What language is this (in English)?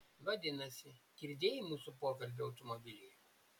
Lithuanian